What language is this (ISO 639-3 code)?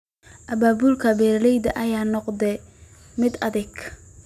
som